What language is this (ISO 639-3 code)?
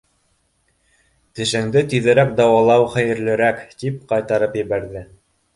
bak